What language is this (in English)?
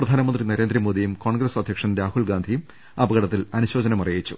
Malayalam